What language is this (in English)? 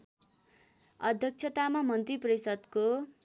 Nepali